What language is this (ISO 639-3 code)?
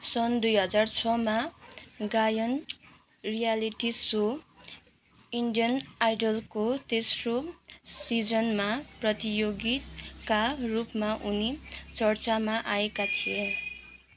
nep